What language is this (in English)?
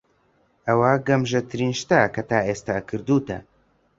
Central Kurdish